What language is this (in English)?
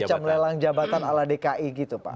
Indonesian